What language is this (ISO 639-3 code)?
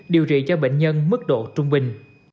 vie